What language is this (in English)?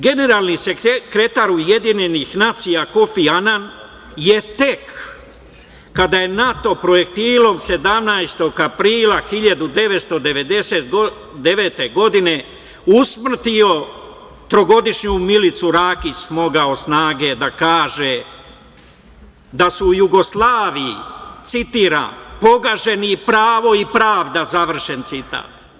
Serbian